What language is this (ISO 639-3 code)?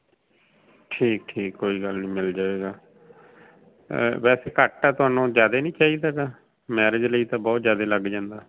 pan